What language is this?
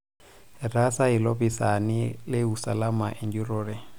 Masai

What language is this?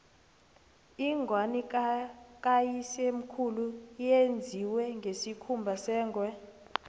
South Ndebele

